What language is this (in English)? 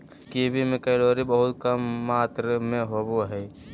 Magahi